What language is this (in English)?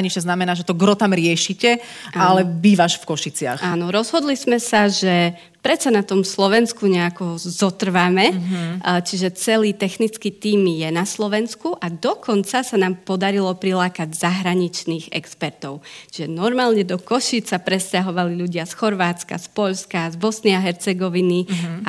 Slovak